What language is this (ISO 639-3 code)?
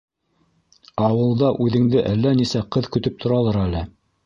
bak